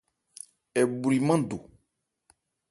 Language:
Ebrié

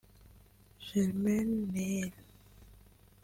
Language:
Kinyarwanda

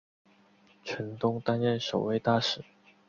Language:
Chinese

